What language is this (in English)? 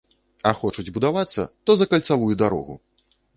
Belarusian